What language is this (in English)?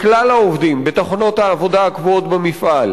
Hebrew